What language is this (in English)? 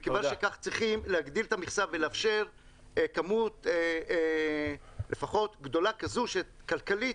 Hebrew